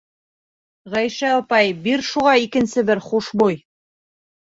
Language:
Bashkir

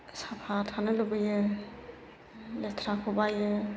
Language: Bodo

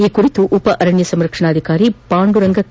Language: Kannada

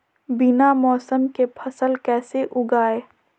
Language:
Magahi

